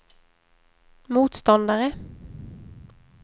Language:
Swedish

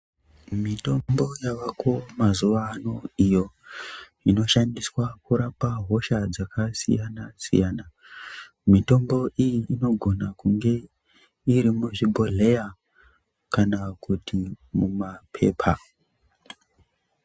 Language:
Ndau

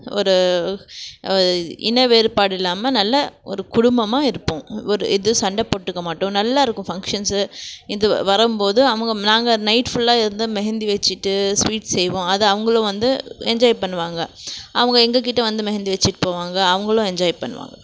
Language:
Tamil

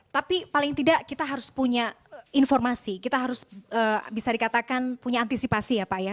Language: Indonesian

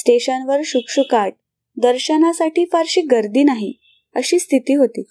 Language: Marathi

